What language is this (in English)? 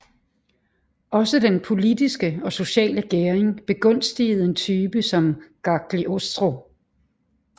Danish